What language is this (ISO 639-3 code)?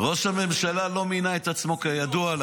heb